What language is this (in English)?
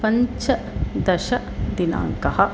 Sanskrit